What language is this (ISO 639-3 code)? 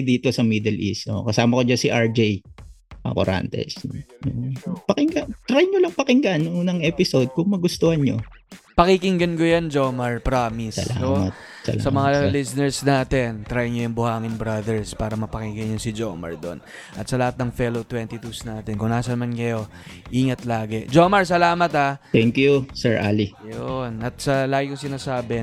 fil